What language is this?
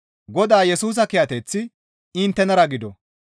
Gamo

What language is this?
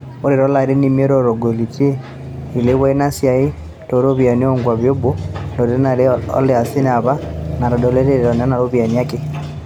Masai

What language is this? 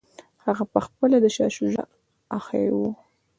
Pashto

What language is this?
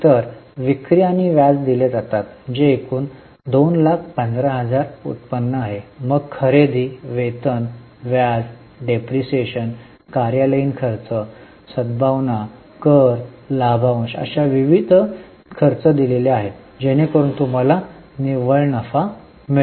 Marathi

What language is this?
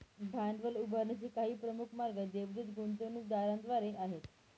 Marathi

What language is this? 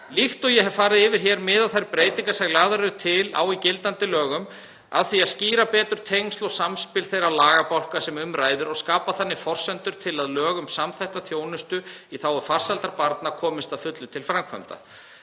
Icelandic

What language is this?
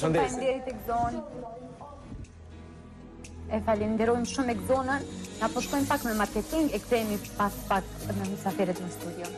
Romanian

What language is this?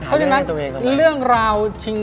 Thai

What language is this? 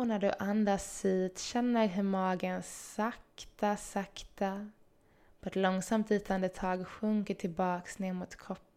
Swedish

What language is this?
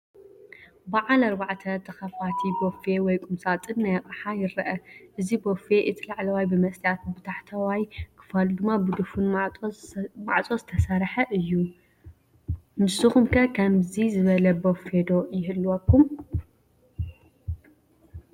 Tigrinya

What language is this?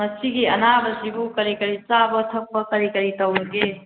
Manipuri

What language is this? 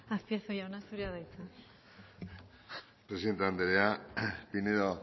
Basque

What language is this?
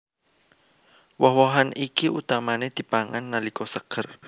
Javanese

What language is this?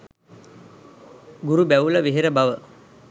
Sinhala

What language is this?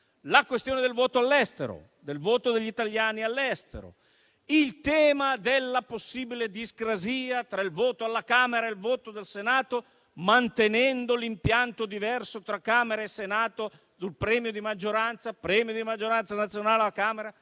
Italian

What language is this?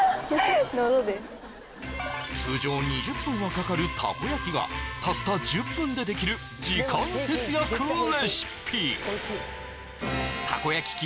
Japanese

